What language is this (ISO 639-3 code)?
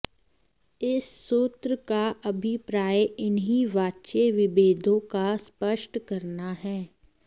san